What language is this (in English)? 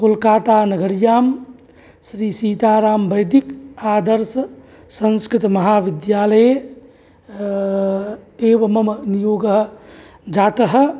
Sanskrit